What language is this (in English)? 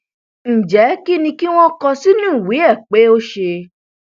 Yoruba